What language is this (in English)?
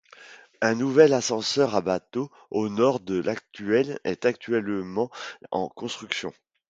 French